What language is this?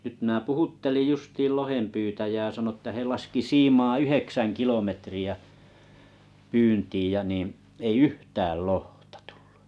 Finnish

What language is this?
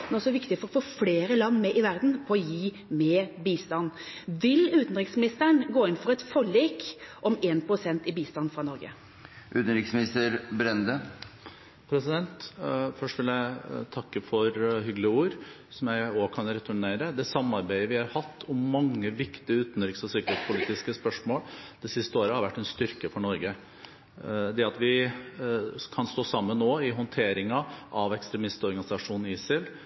Norwegian Bokmål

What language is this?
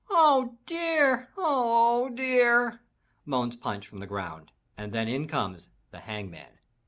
English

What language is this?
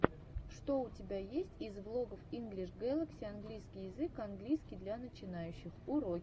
Russian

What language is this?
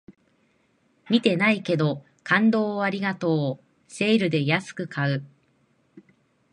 Japanese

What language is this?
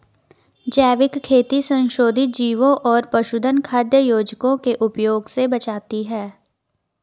Hindi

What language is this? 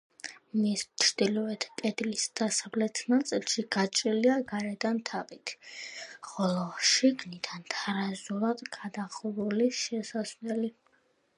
Georgian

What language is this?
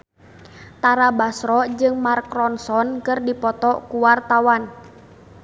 Sundanese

